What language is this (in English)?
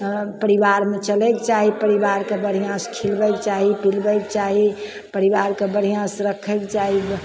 Maithili